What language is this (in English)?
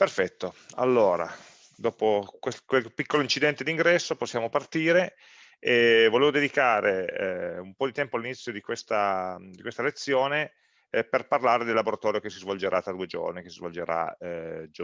Italian